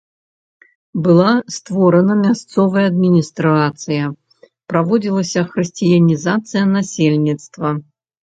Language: Belarusian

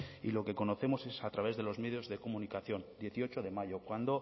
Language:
Spanish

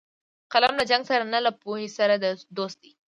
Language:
Pashto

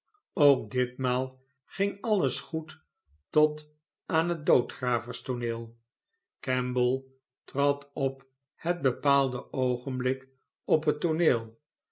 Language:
Dutch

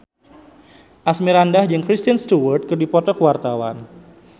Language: Sundanese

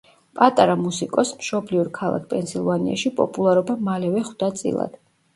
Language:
Georgian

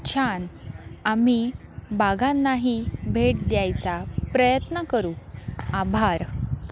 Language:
Marathi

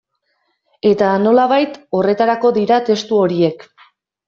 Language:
Basque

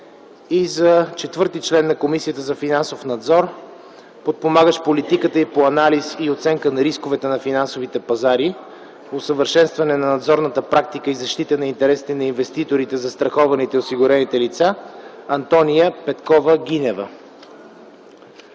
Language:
Bulgarian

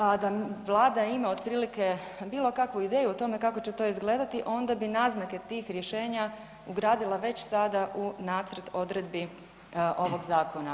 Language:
Croatian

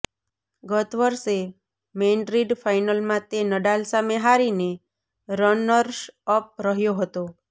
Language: Gujarati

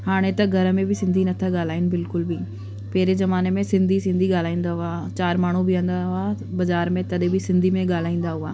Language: Sindhi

